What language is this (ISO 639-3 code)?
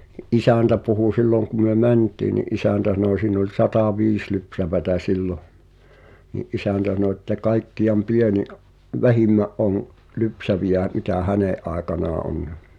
fin